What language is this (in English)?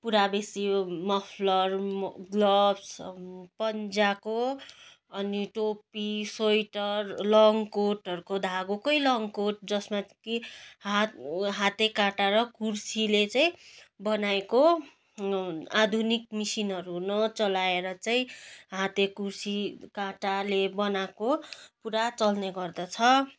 Nepali